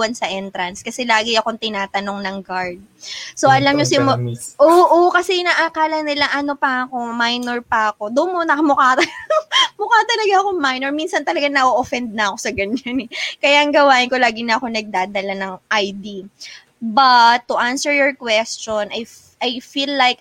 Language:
Filipino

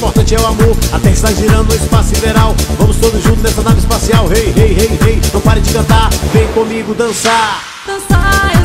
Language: Portuguese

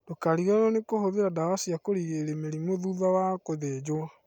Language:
Kikuyu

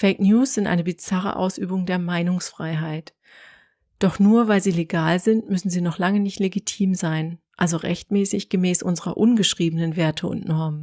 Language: German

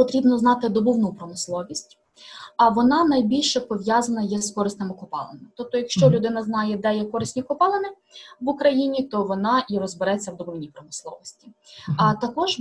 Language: Ukrainian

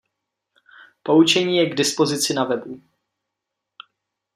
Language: Czech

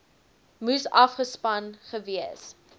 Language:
Afrikaans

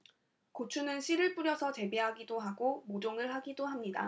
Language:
Korean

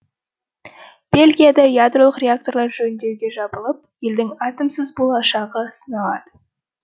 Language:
Kazakh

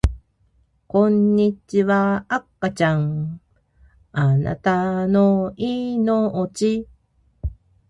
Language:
Japanese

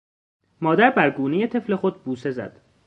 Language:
Persian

